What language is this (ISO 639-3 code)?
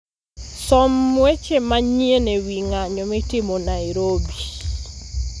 luo